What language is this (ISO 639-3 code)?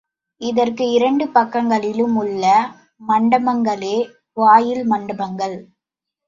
tam